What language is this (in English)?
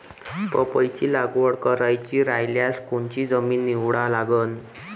Marathi